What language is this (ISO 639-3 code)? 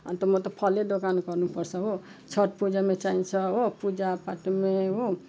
nep